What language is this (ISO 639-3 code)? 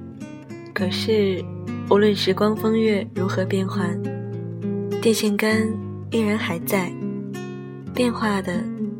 zho